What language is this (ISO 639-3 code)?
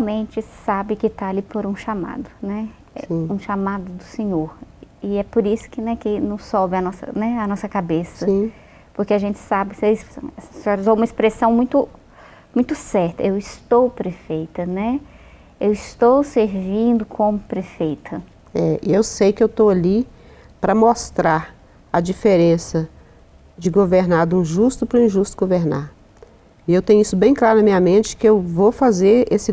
por